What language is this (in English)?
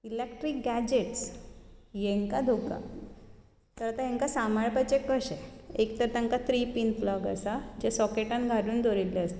Konkani